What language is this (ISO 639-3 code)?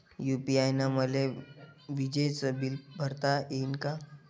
mar